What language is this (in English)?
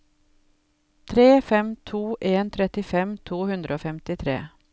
Norwegian